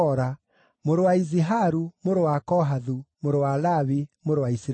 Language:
Kikuyu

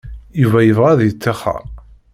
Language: Kabyle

